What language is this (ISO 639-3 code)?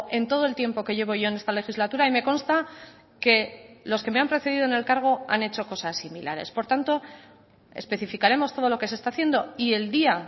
spa